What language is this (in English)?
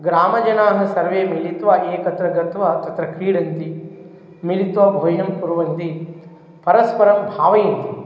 Sanskrit